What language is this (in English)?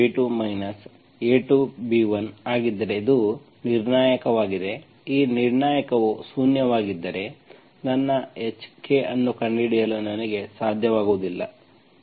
Kannada